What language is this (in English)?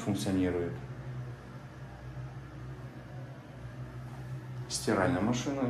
Russian